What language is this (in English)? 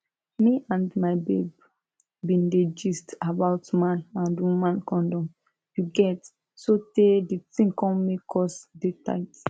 Nigerian Pidgin